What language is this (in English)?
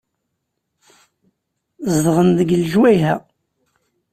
Kabyle